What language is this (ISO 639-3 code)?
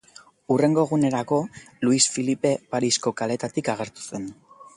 eus